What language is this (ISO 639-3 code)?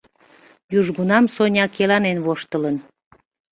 chm